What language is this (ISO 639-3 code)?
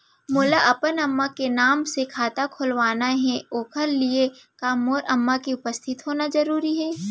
hne